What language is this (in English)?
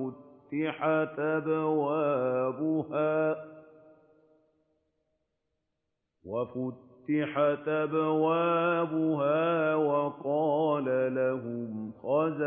Arabic